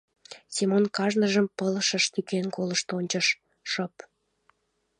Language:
Mari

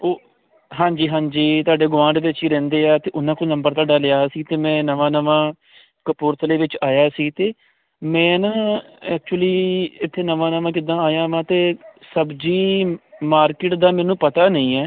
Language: Punjabi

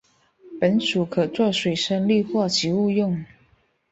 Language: Chinese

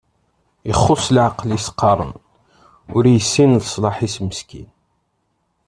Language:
Kabyle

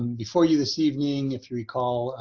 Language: English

